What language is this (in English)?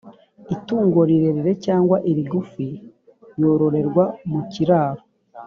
Kinyarwanda